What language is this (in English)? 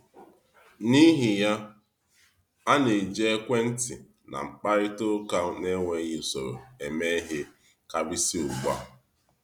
Igbo